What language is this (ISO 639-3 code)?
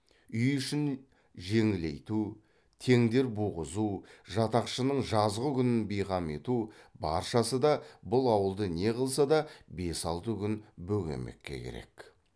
kaz